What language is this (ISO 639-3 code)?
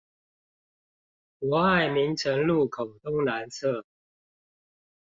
zho